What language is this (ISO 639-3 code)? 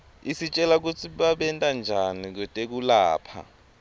ssw